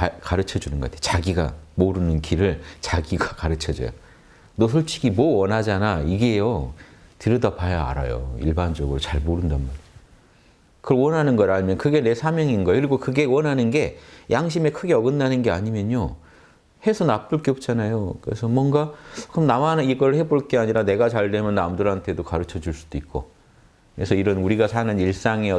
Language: Korean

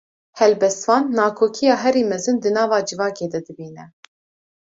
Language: Kurdish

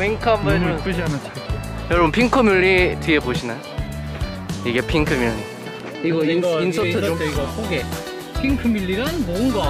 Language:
Korean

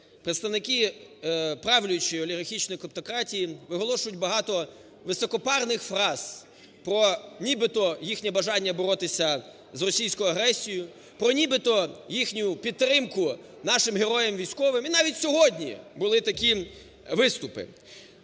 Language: Ukrainian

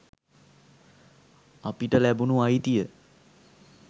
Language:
Sinhala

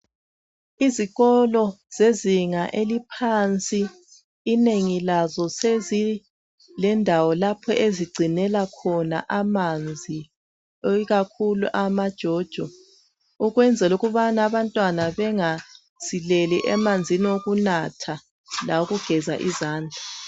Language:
North Ndebele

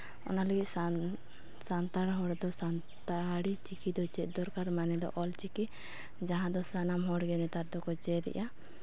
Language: Santali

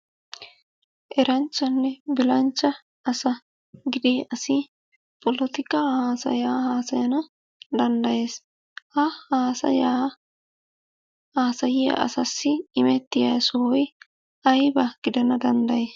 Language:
Wolaytta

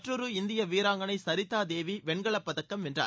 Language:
Tamil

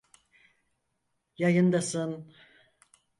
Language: Turkish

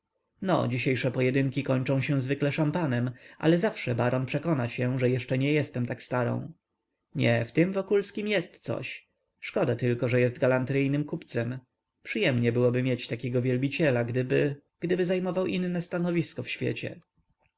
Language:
Polish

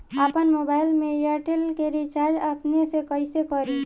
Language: Bhojpuri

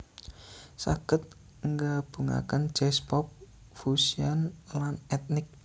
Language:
Javanese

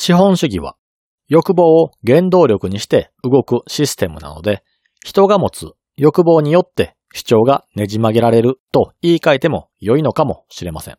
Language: Japanese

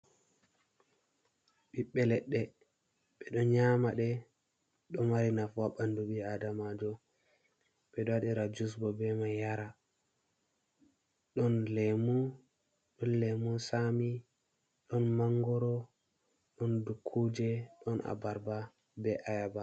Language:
Fula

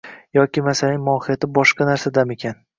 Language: Uzbek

